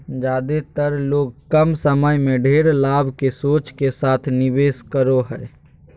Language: Magahi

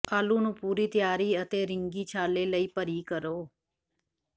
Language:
Punjabi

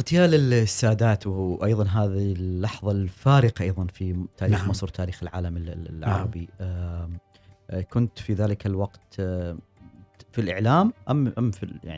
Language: Arabic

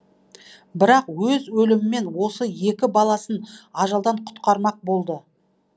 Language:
Kazakh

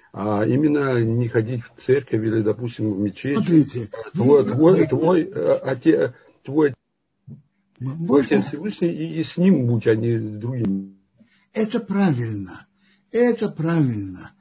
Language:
Russian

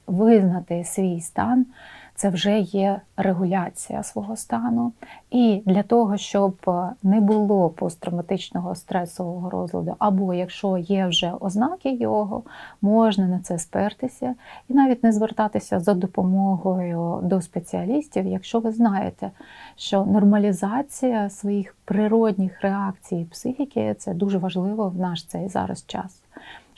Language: Ukrainian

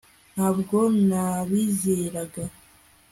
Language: Kinyarwanda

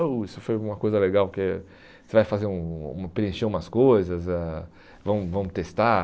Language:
Portuguese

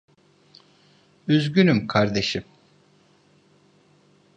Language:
Turkish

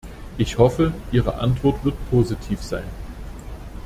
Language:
German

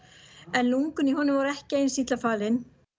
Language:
Icelandic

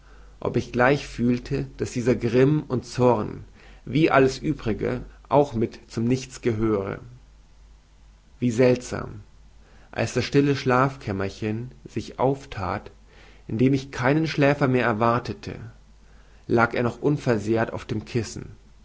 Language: German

